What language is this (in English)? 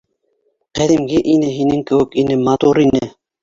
Bashkir